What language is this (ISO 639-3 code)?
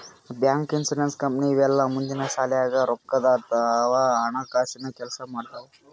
kan